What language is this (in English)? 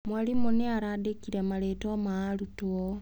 Kikuyu